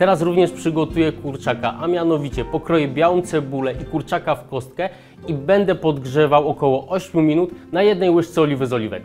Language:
Polish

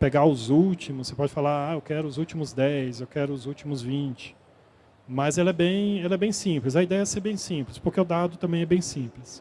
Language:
Portuguese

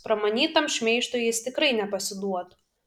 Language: Lithuanian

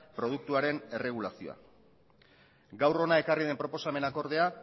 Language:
Basque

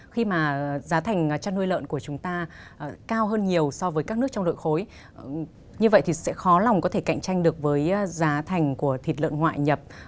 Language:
Vietnamese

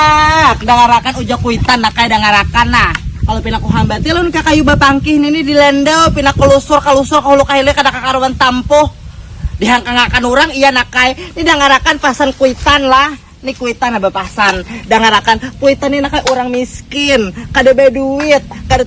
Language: Indonesian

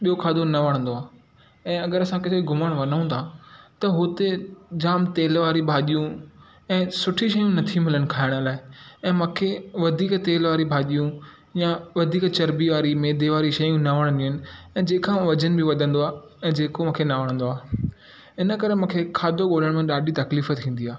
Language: Sindhi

